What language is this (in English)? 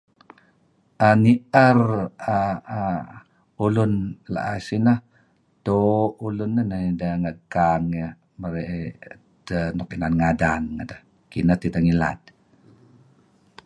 Kelabit